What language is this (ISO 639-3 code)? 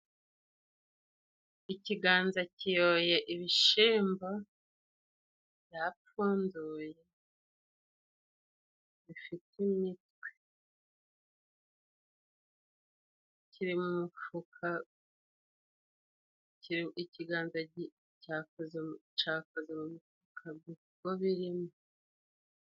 kin